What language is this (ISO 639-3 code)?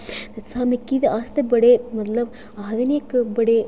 doi